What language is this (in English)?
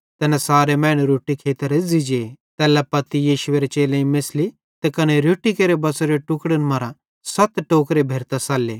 Bhadrawahi